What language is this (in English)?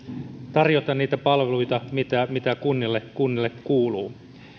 Finnish